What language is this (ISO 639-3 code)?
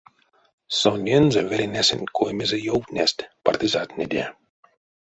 myv